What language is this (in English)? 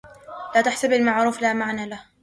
Arabic